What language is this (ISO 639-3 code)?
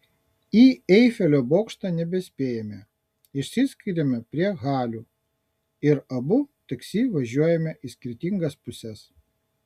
lit